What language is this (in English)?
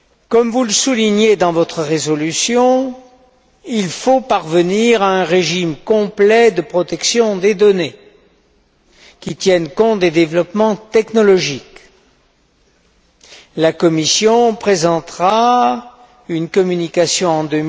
French